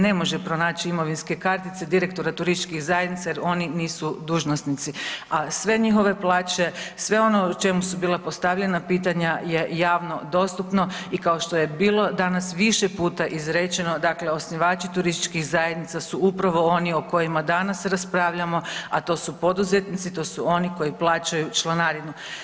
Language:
Croatian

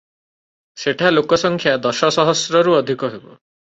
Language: Odia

